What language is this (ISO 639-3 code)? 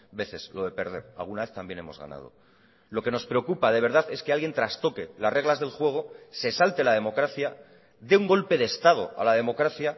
spa